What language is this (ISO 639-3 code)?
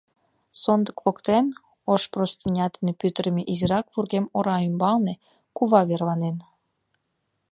chm